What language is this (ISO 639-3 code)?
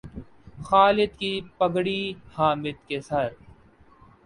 urd